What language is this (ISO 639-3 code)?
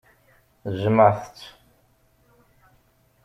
kab